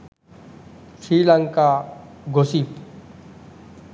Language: Sinhala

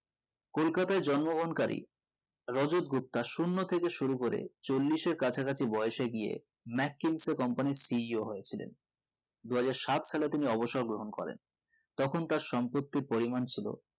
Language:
Bangla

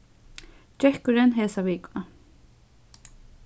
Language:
Faroese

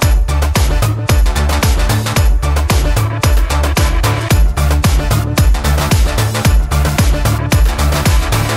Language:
Romanian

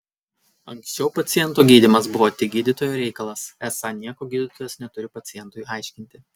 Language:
Lithuanian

